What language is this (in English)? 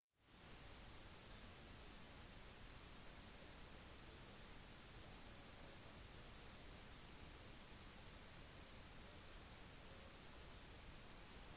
Norwegian Bokmål